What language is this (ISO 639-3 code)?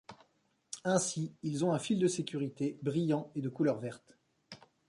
fra